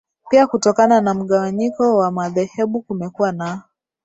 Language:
Swahili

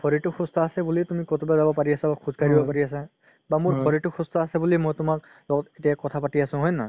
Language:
Assamese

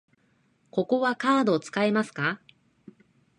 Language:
Japanese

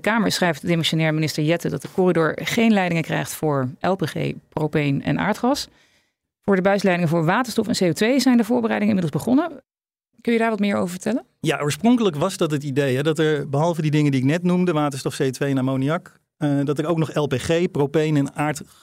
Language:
Dutch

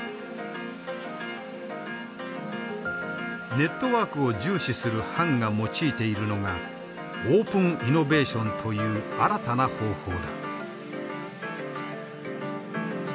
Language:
Japanese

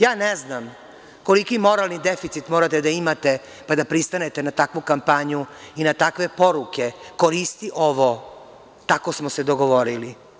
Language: Serbian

